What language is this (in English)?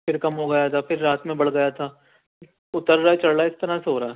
Urdu